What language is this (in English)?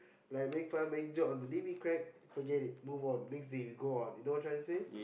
English